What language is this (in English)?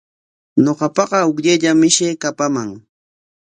Corongo Ancash Quechua